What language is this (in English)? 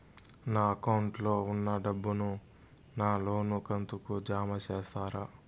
Telugu